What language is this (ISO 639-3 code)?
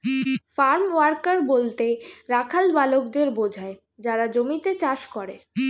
ben